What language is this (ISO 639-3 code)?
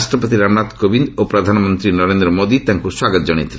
ori